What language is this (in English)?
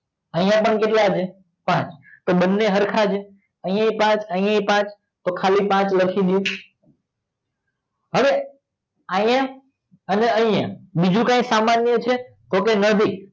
Gujarati